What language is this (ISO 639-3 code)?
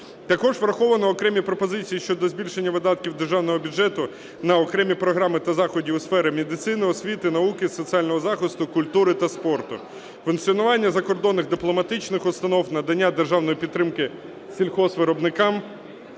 ukr